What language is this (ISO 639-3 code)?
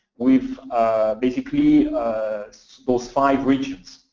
eng